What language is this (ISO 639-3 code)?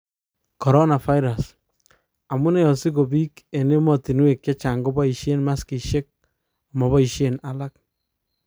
kln